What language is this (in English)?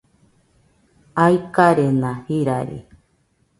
Nüpode Huitoto